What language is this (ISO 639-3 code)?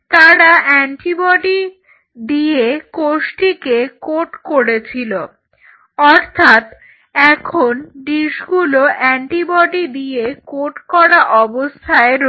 ben